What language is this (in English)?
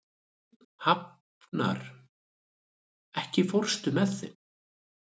Icelandic